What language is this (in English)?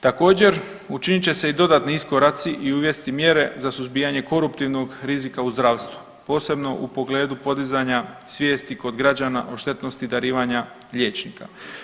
Croatian